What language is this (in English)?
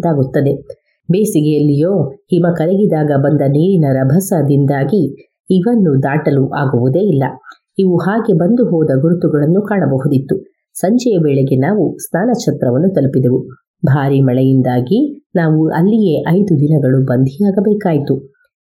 Kannada